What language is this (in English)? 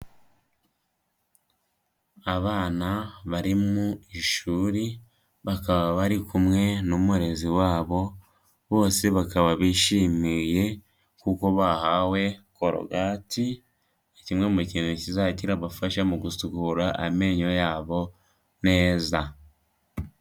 Kinyarwanda